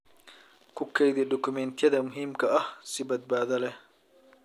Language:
Somali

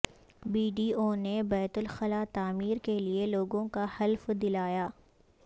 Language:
Urdu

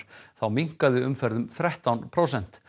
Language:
Icelandic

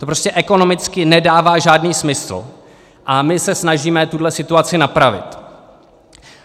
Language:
Czech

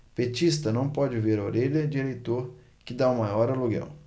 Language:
Portuguese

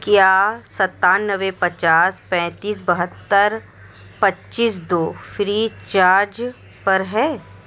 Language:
Urdu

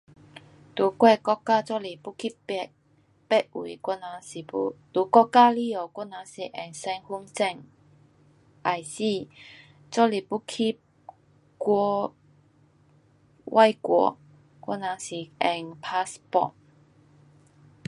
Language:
Pu-Xian Chinese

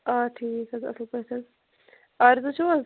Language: Kashmiri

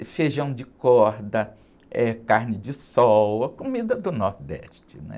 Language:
Portuguese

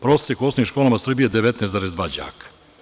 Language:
Serbian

